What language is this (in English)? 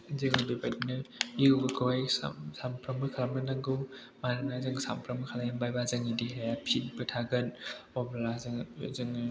Bodo